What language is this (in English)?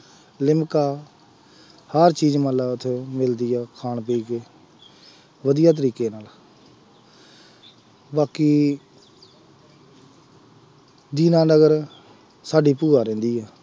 Punjabi